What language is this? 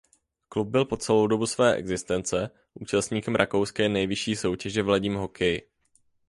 Czech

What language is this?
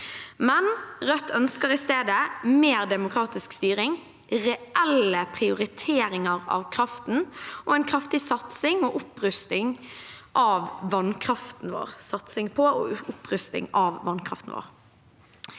Norwegian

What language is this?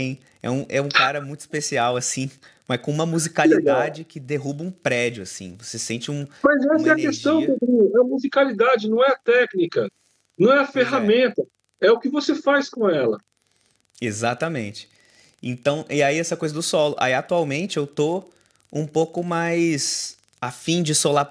Portuguese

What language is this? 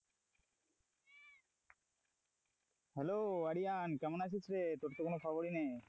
Bangla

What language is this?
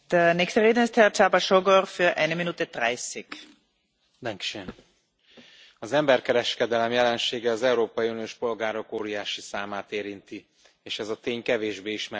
Hungarian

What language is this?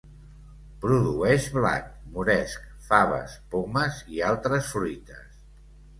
Catalan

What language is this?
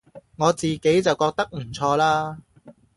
Cantonese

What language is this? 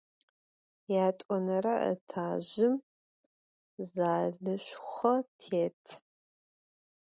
Adyghe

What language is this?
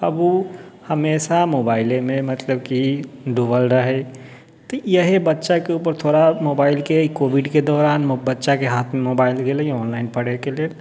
Maithili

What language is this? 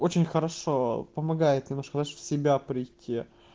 Russian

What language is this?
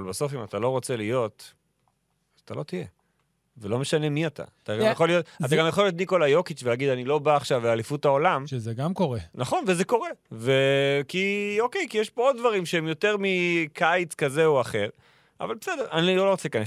Hebrew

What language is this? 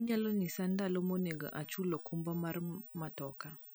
Luo (Kenya and Tanzania)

